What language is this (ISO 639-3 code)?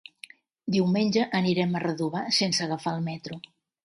cat